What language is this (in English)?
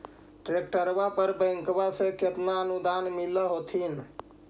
Magahi